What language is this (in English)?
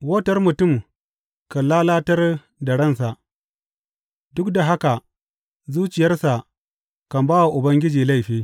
Hausa